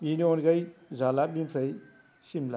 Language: Bodo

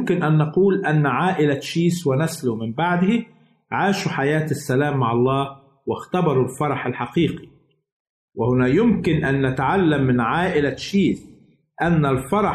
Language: Arabic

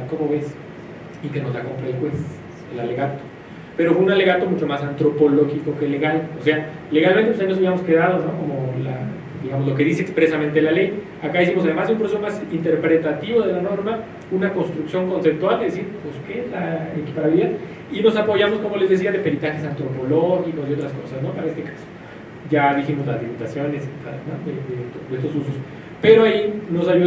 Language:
Spanish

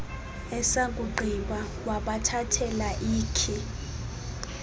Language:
Xhosa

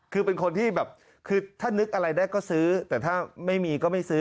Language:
Thai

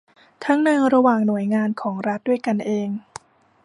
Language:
Thai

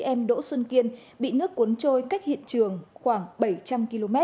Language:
Vietnamese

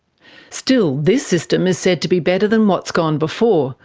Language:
English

